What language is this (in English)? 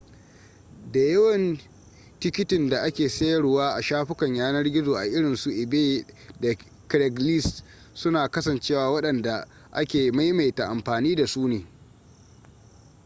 Hausa